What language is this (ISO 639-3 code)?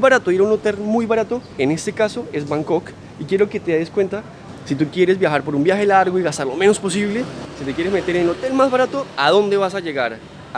spa